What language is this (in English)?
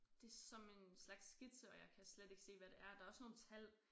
Danish